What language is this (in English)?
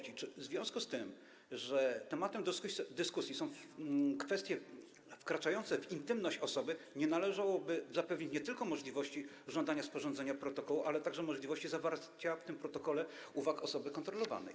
Polish